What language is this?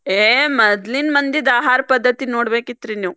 Kannada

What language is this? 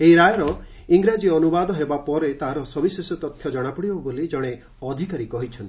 Odia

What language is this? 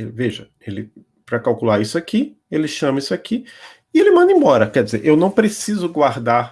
Portuguese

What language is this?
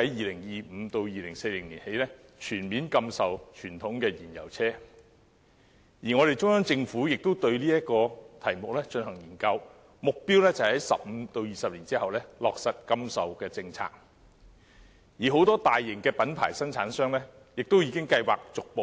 Cantonese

